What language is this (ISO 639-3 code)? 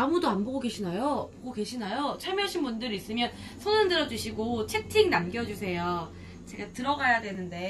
kor